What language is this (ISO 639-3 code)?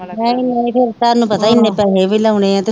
pan